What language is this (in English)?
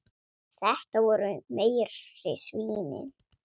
Icelandic